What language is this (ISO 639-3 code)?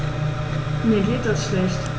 deu